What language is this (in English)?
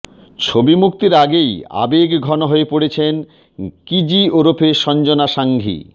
Bangla